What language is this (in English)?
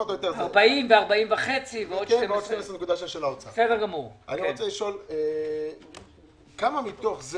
Hebrew